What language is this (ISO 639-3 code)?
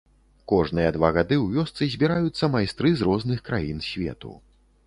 bel